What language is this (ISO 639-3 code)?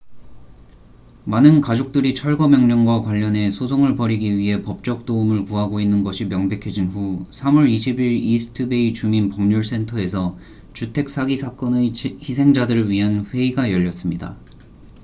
kor